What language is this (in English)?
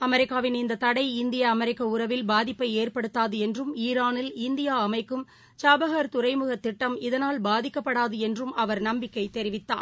Tamil